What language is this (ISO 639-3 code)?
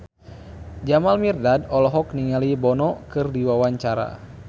sun